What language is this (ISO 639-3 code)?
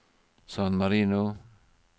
nor